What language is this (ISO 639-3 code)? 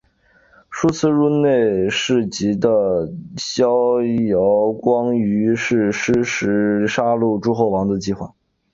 zho